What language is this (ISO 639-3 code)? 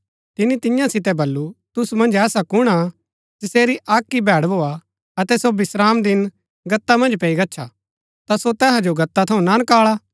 gbk